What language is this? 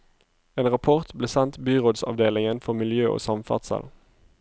Norwegian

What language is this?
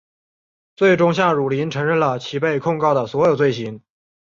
Chinese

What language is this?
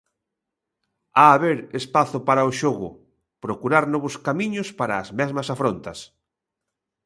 Galician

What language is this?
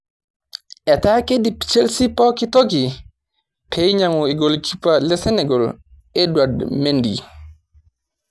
Masai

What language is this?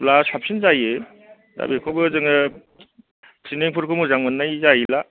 Bodo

